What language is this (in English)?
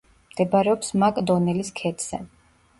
Georgian